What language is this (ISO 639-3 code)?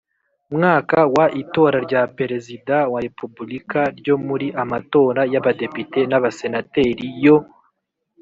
kin